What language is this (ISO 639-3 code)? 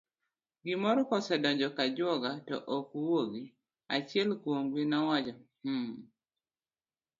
luo